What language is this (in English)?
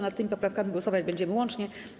Polish